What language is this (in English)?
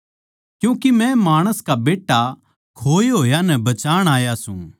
Haryanvi